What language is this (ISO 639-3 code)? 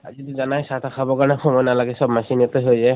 asm